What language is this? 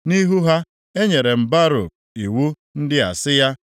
Igbo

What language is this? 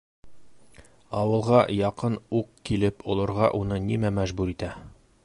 Bashkir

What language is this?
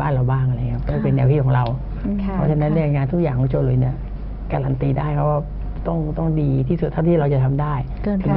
Thai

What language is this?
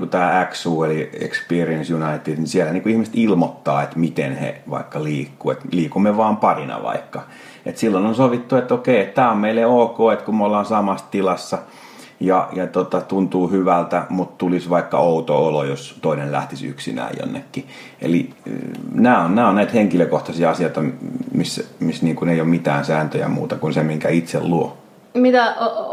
Finnish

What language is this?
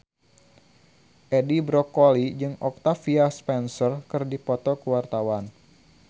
Sundanese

